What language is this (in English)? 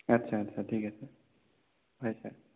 Assamese